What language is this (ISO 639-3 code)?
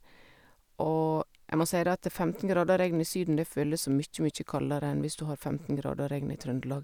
nor